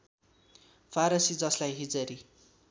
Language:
Nepali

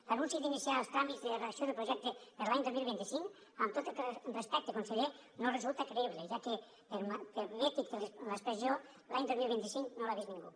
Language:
Catalan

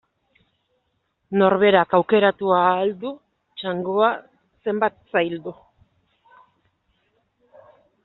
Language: Basque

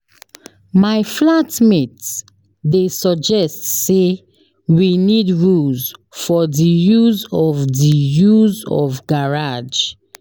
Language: Nigerian Pidgin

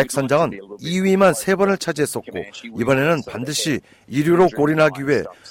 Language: Korean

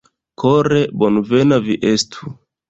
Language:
Esperanto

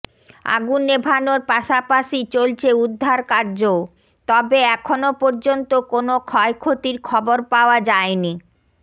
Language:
Bangla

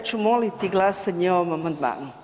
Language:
Croatian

